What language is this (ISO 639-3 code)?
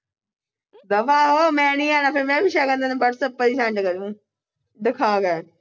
pan